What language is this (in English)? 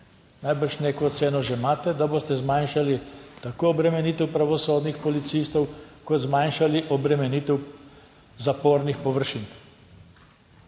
Slovenian